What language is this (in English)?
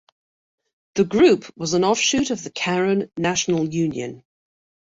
English